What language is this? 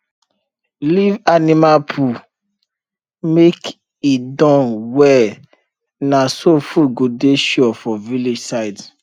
Nigerian Pidgin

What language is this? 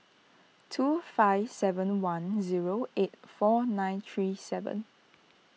English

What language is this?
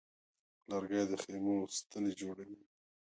Pashto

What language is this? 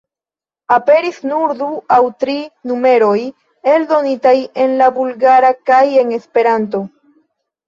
Esperanto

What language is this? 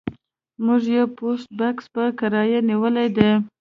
Pashto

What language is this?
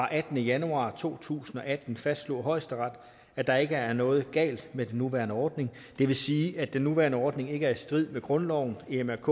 Danish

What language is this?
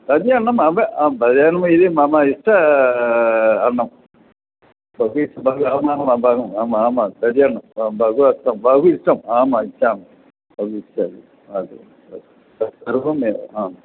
Sanskrit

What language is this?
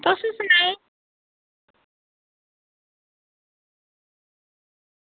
Dogri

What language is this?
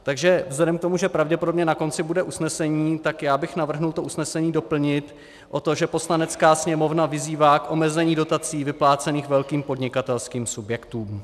Czech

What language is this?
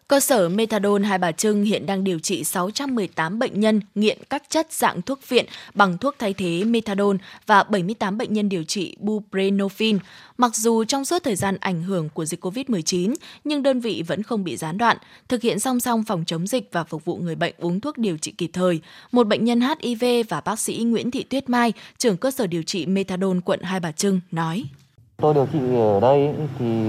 Vietnamese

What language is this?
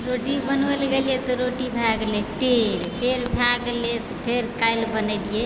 Maithili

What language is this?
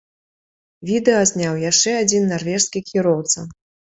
Belarusian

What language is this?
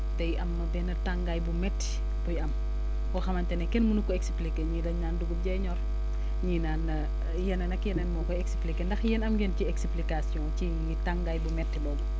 Wolof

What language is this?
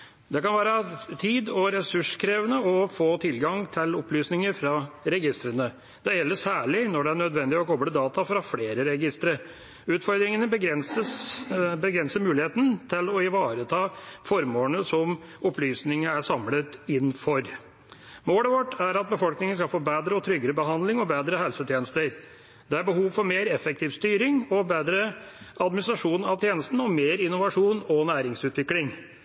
Norwegian Bokmål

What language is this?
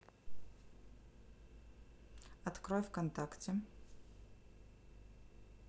Russian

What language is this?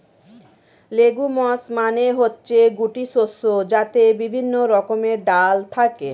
Bangla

